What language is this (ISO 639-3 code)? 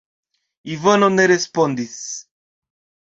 epo